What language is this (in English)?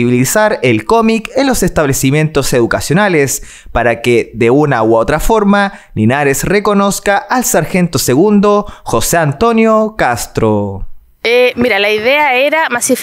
Spanish